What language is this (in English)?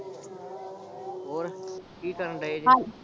Punjabi